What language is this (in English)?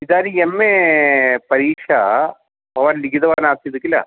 Sanskrit